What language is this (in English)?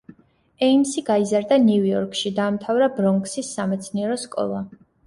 Georgian